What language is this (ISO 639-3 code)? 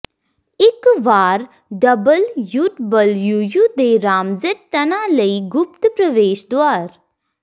pan